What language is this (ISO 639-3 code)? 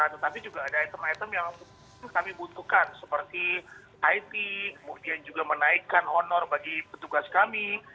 ind